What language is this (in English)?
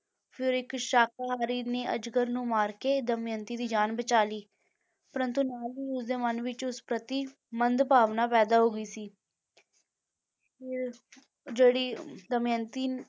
Punjabi